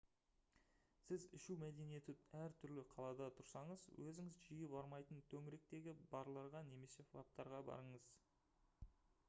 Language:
Kazakh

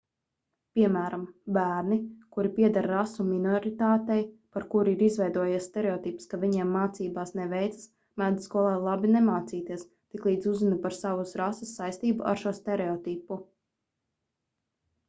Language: Latvian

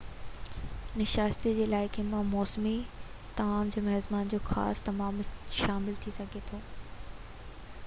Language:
Sindhi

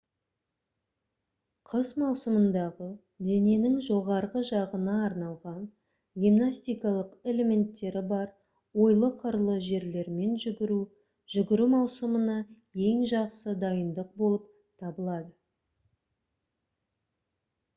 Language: Kazakh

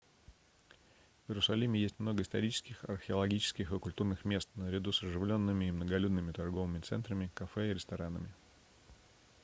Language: Russian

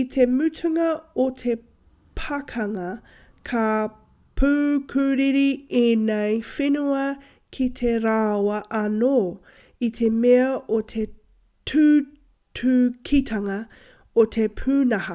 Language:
Māori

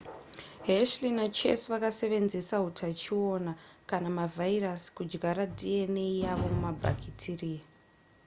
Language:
Shona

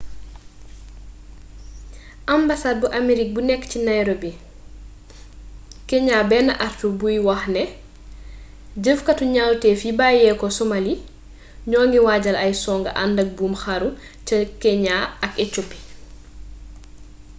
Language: Wolof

